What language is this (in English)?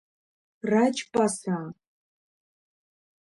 Abkhazian